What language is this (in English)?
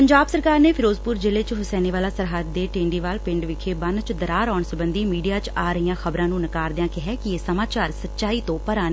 Punjabi